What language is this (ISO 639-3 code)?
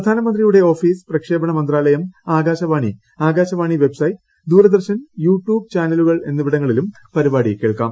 mal